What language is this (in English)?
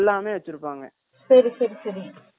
Tamil